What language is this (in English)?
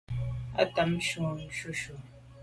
Medumba